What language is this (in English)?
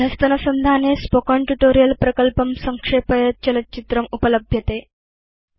Sanskrit